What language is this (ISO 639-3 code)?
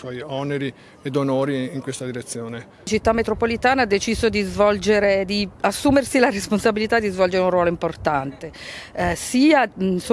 ita